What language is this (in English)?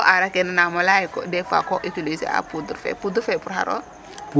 Serer